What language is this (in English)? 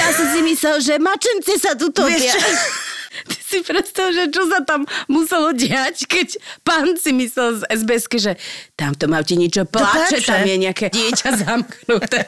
Slovak